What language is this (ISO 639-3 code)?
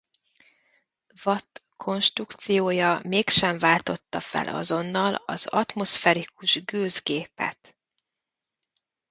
hun